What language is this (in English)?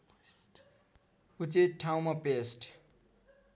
Nepali